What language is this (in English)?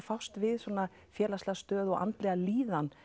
Icelandic